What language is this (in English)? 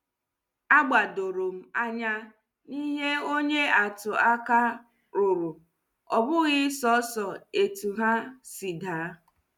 Igbo